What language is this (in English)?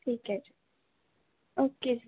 Punjabi